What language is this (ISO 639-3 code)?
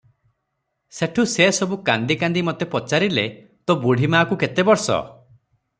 ori